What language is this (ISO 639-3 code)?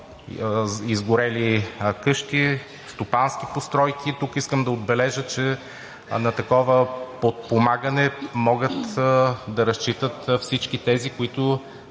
bul